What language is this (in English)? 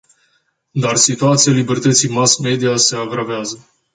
Romanian